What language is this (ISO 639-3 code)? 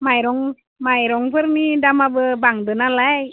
brx